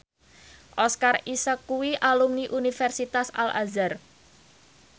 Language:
Javanese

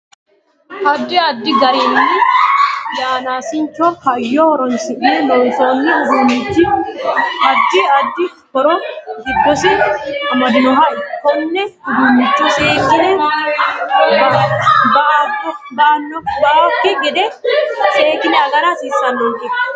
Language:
Sidamo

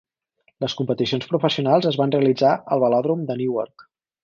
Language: Catalan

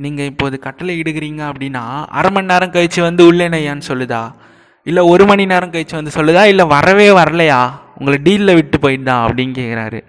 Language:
Tamil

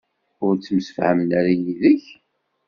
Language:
Kabyle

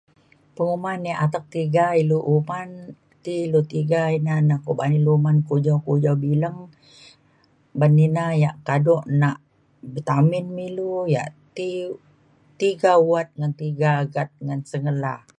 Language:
Mainstream Kenyah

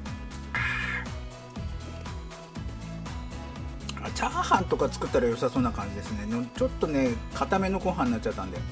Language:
Japanese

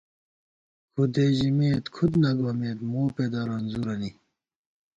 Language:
Gawar-Bati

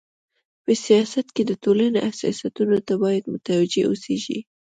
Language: Pashto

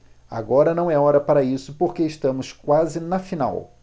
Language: Portuguese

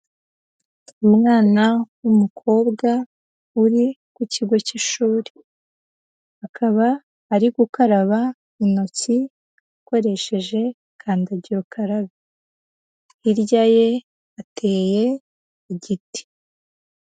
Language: Kinyarwanda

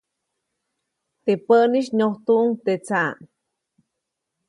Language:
Copainalá Zoque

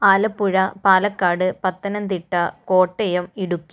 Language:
Malayalam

